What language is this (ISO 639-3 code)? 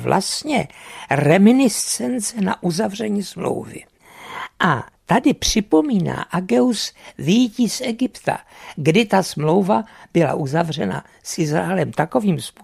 ces